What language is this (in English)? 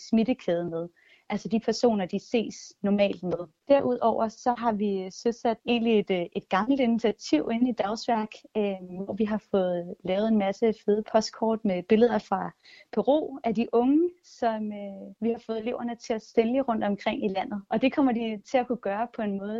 Danish